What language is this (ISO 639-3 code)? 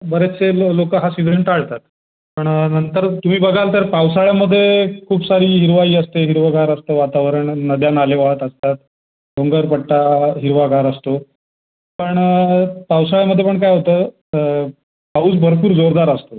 mar